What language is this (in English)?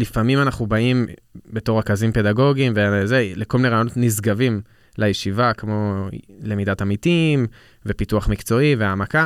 Hebrew